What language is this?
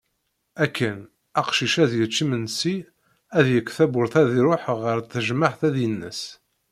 Kabyle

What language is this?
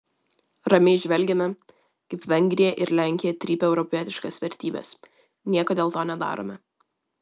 Lithuanian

